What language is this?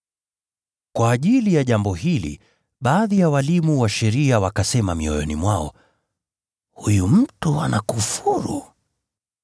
Swahili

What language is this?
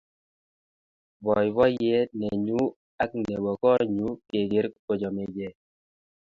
Kalenjin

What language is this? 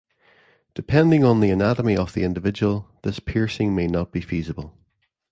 English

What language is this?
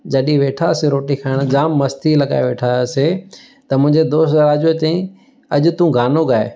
Sindhi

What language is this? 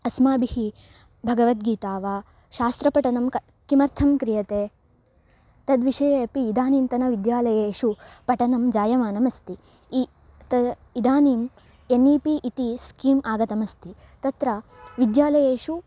Sanskrit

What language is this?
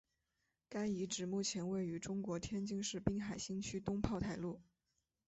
Chinese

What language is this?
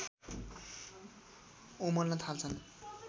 Nepali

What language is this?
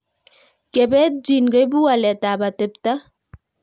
Kalenjin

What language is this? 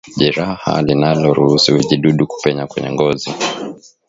Swahili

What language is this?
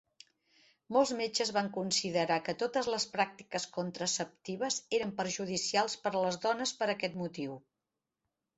Catalan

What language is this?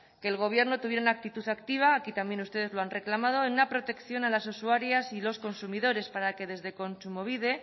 Spanish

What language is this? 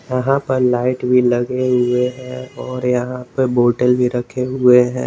Hindi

